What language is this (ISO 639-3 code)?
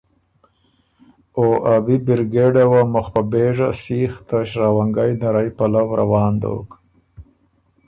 oru